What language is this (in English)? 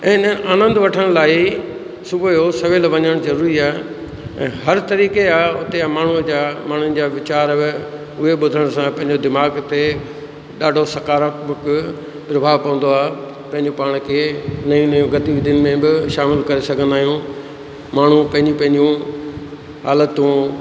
Sindhi